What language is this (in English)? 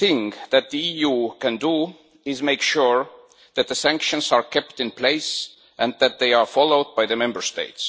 English